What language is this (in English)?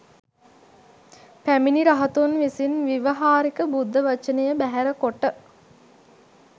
Sinhala